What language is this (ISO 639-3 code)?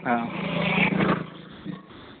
asm